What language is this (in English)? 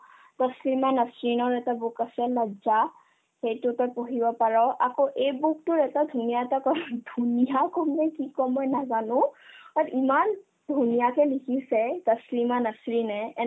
Assamese